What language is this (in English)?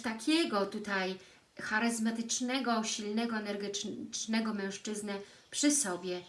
Polish